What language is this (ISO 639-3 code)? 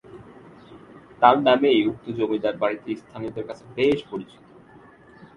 ben